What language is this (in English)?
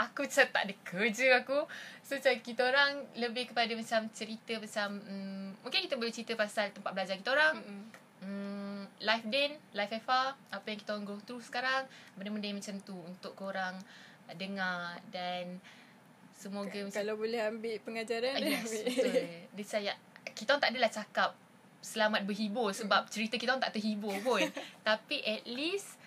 Malay